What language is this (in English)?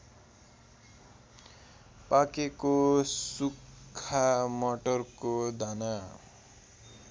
Nepali